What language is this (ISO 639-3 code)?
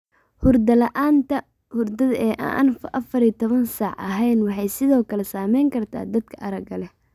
som